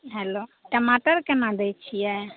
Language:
Maithili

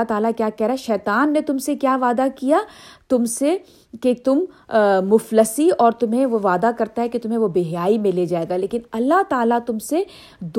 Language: Urdu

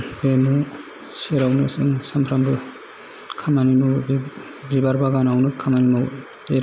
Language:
Bodo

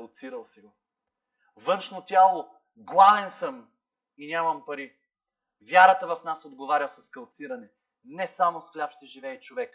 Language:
Bulgarian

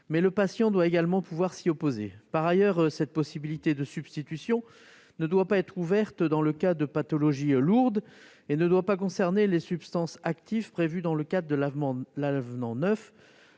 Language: French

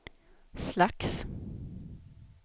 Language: Swedish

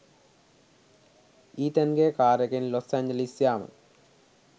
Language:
Sinhala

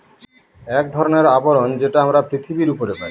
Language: Bangla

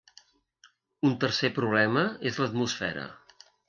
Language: Catalan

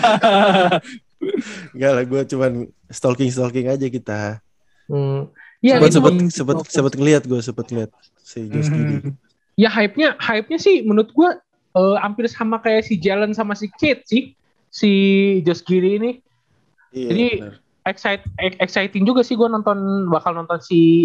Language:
Indonesian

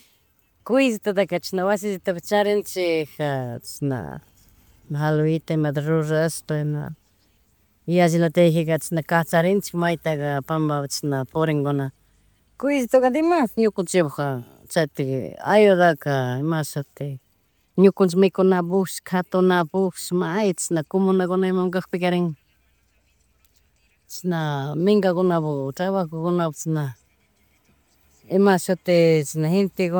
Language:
Chimborazo Highland Quichua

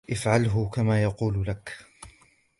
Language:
Arabic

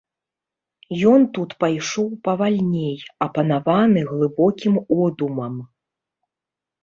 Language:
Belarusian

